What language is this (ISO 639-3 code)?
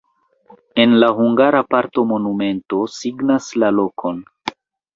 epo